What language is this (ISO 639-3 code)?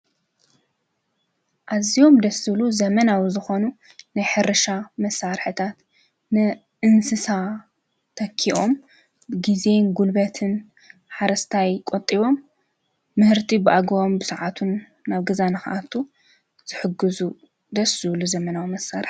tir